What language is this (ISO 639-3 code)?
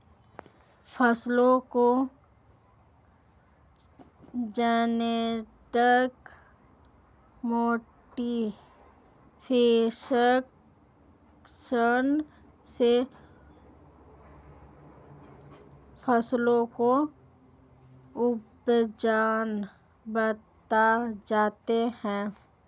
hin